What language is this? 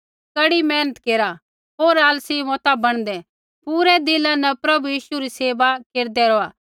Kullu Pahari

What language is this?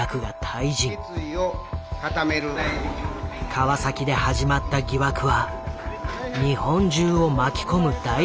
Japanese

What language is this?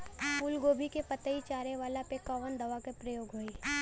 Bhojpuri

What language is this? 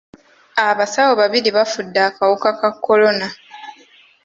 Ganda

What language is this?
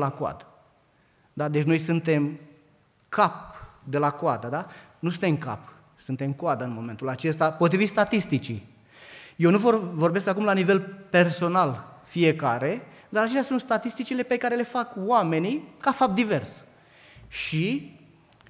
Romanian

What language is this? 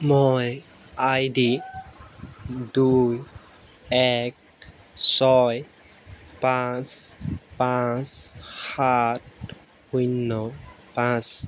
Assamese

